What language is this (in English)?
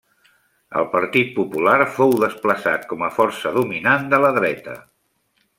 Catalan